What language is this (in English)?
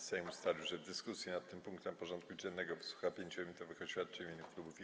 Polish